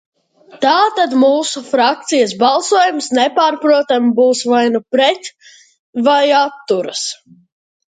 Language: Latvian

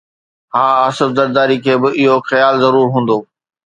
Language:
Sindhi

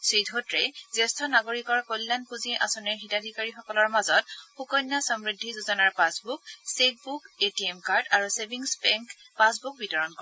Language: Assamese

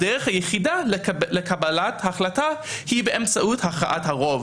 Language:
Hebrew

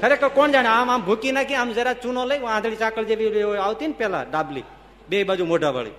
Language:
Gujarati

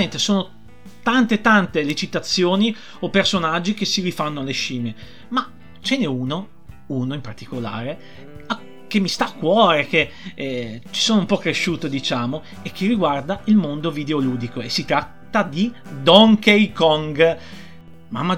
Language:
Italian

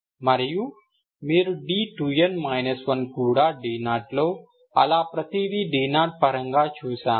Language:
Telugu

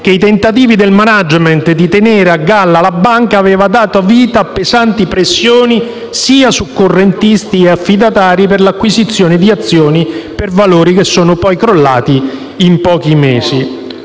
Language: Italian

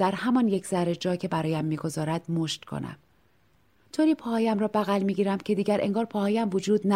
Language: Persian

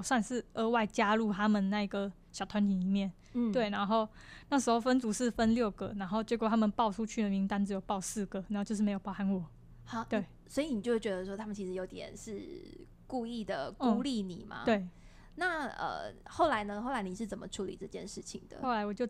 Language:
Chinese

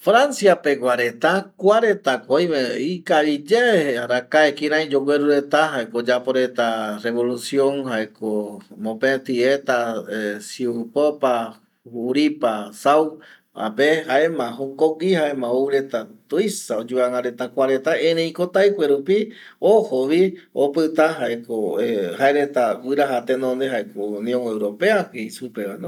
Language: Eastern Bolivian Guaraní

